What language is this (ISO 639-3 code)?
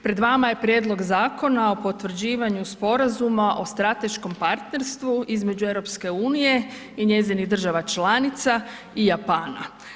hrv